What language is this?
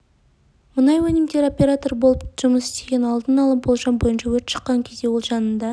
Kazakh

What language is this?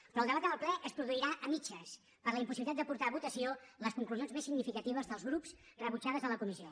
Catalan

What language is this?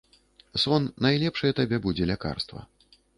Belarusian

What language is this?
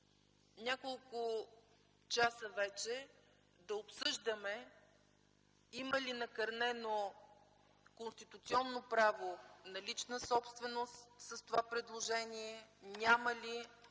Bulgarian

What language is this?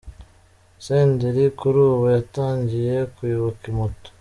Kinyarwanda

